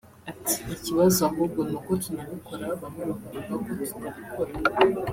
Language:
Kinyarwanda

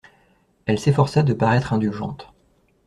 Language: French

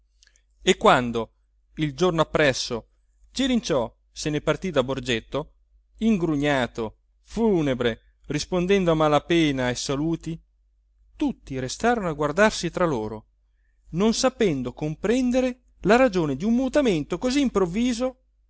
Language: Italian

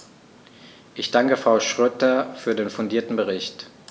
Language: German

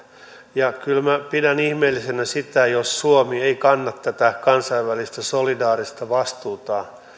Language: Finnish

